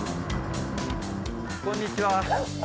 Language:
Japanese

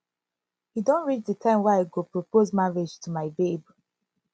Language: Nigerian Pidgin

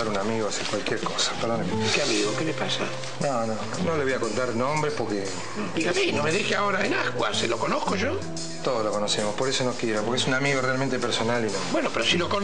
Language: Spanish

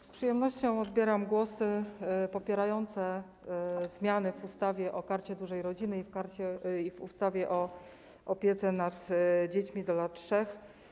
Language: Polish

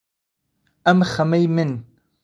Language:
Central Kurdish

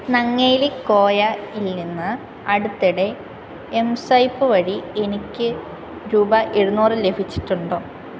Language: Malayalam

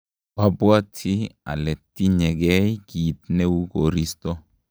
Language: Kalenjin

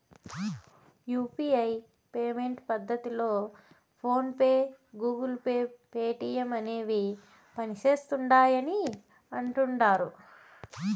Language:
Telugu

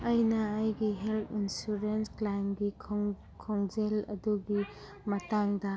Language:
Manipuri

